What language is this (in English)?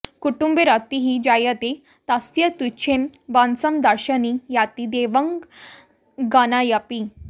Sanskrit